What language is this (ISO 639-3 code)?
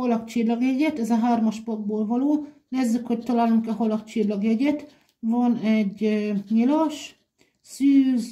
hun